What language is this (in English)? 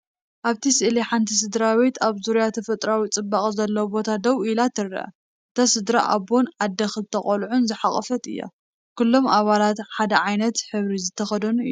Tigrinya